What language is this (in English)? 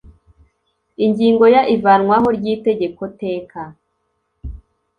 Kinyarwanda